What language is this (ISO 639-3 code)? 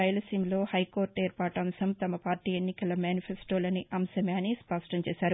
tel